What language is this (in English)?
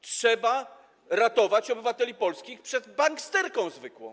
Polish